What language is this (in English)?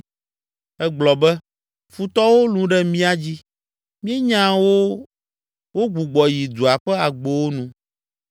Ewe